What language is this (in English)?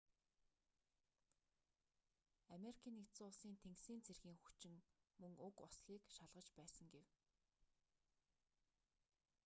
Mongolian